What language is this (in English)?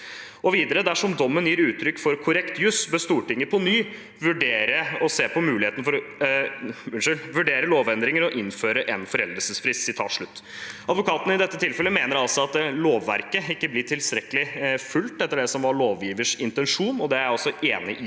Norwegian